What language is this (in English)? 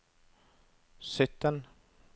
Norwegian